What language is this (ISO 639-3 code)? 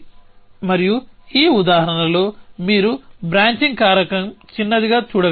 tel